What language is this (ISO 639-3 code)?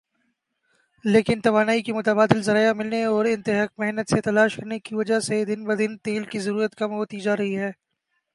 urd